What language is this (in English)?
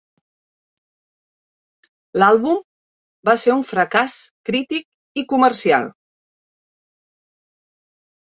Catalan